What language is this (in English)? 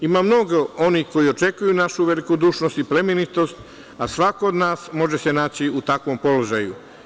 Serbian